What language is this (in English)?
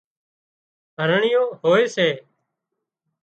Wadiyara Koli